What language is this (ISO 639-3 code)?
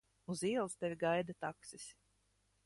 lav